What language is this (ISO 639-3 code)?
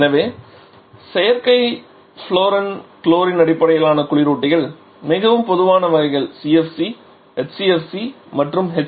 tam